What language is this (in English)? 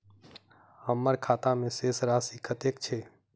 Maithili